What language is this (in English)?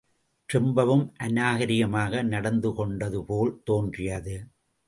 Tamil